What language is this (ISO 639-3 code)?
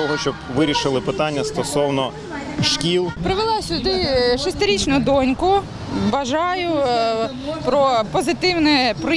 ukr